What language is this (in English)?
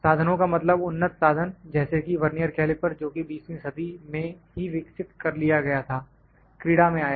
Hindi